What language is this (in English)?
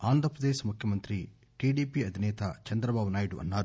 Telugu